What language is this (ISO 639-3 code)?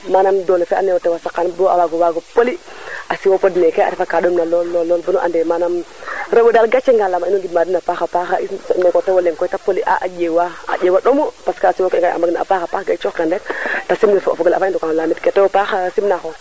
srr